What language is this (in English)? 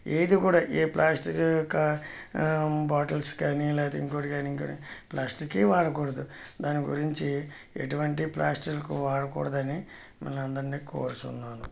Telugu